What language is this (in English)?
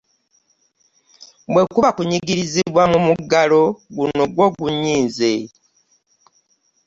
Ganda